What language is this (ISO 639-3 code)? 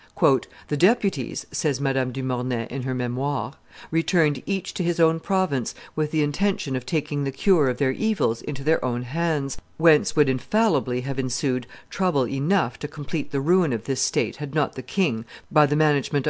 eng